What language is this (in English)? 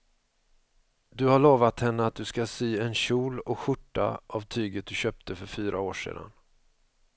Swedish